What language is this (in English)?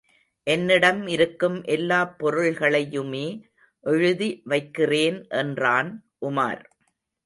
Tamil